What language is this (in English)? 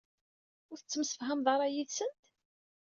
Kabyle